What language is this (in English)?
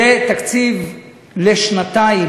Hebrew